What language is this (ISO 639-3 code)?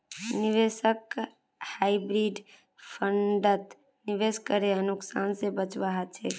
mag